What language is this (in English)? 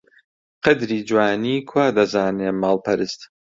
Central Kurdish